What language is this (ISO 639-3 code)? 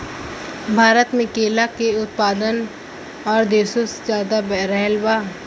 bho